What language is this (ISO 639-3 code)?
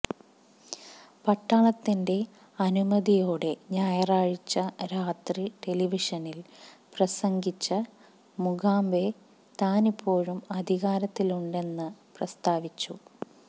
mal